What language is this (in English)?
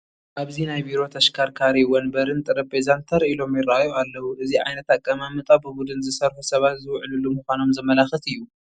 Tigrinya